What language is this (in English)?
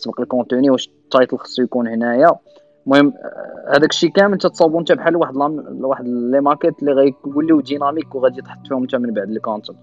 Arabic